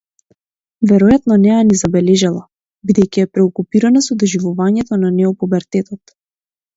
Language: Macedonian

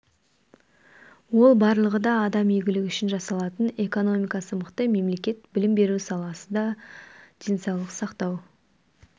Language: Kazakh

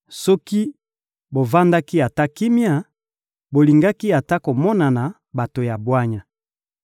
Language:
Lingala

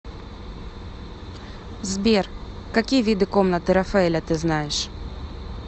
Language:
Russian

